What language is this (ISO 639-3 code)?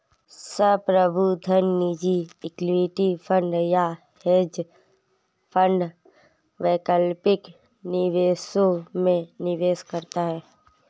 hin